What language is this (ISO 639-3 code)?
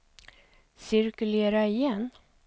swe